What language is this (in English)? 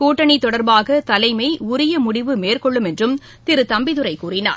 Tamil